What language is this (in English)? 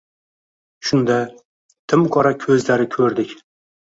Uzbek